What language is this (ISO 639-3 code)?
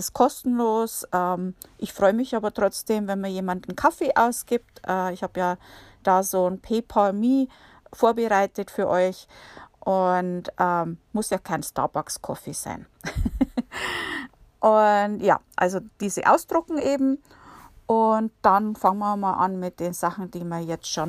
deu